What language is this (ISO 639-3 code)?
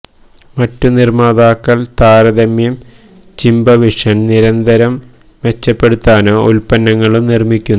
mal